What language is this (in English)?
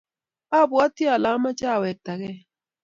Kalenjin